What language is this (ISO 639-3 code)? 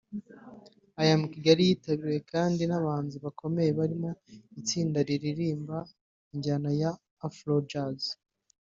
kin